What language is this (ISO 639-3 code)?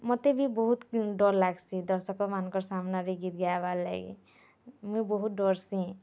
ori